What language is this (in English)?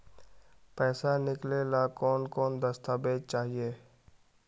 Magahi